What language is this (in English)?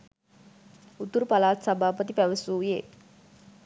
Sinhala